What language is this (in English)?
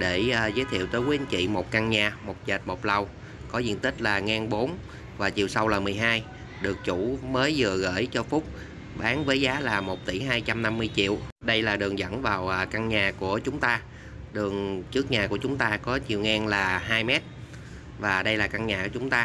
Vietnamese